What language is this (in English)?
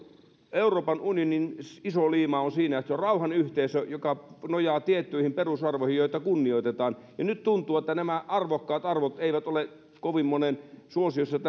Finnish